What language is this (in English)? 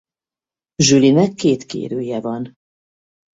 Hungarian